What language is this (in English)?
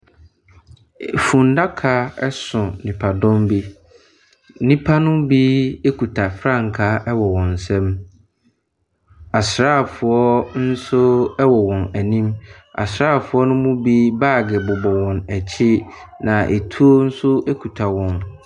Akan